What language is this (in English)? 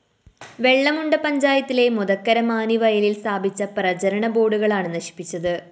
Malayalam